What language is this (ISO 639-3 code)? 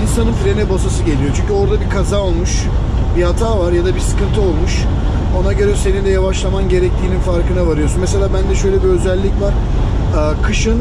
tur